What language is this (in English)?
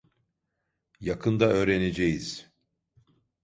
Turkish